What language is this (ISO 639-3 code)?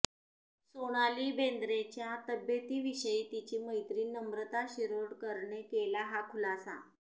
mar